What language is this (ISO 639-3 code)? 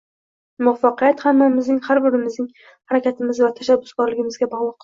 uzb